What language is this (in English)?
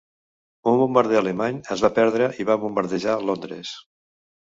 Catalan